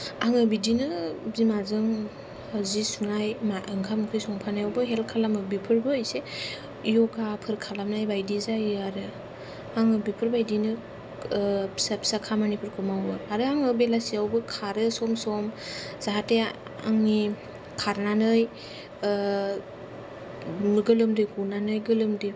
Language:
Bodo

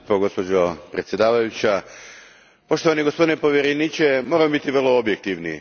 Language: Croatian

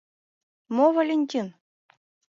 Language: Mari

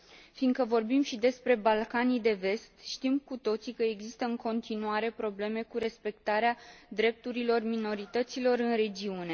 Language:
Romanian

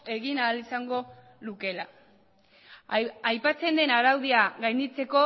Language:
Basque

